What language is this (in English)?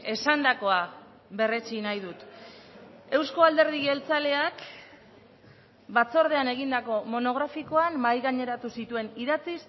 Basque